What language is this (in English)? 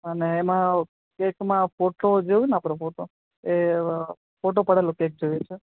Gujarati